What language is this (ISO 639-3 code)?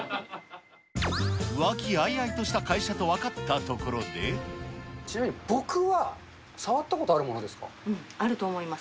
jpn